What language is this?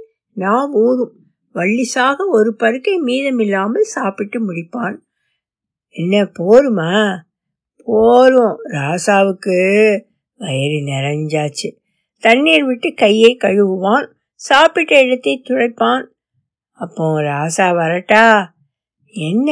Tamil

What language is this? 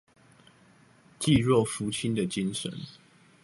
Chinese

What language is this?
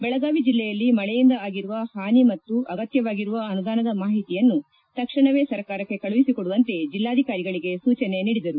Kannada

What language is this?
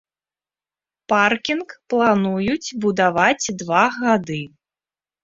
Belarusian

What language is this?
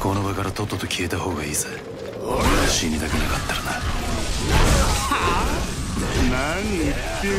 Japanese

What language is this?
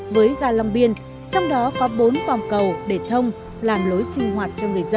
Vietnamese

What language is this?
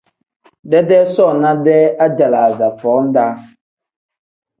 Tem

